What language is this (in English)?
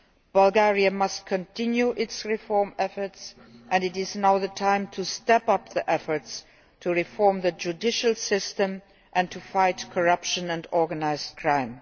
English